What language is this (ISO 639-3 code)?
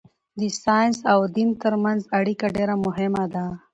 pus